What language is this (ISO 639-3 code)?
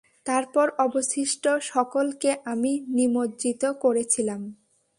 ben